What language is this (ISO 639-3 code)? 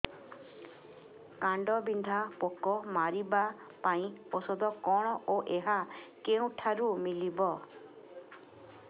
ori